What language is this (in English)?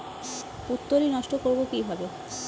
Bangla